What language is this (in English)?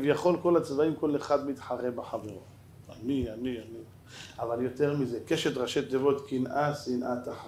Hebrew